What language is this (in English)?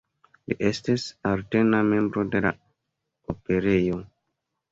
Esperanto